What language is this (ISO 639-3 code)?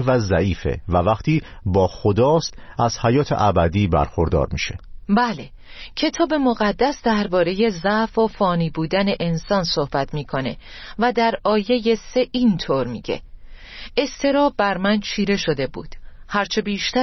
fas